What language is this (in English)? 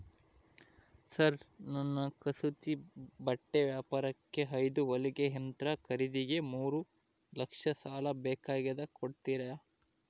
Kannada